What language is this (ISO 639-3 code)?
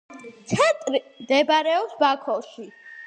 kat